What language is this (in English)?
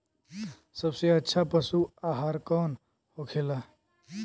Bhojpuri